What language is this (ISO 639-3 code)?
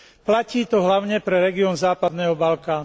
slk